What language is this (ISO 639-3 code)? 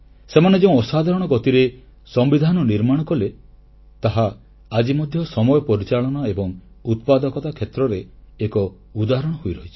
ori